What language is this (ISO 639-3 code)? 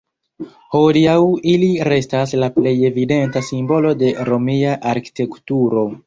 epo